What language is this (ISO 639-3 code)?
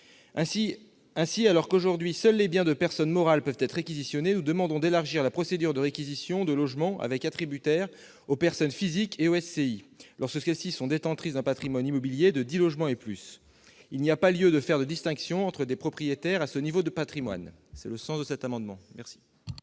fra